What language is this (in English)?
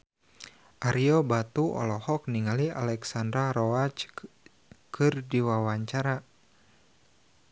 Sundanese